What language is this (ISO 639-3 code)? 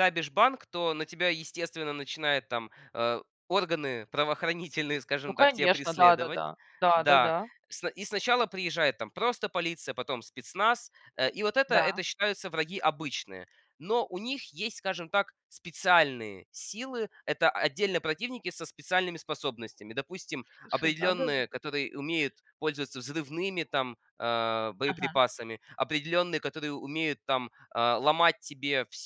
rus